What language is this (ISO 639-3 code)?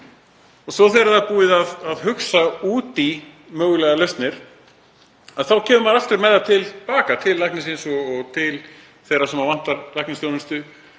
isl